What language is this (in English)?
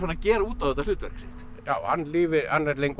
Icelandic